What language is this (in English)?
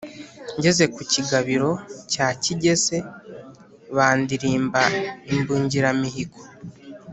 Kinyarwanda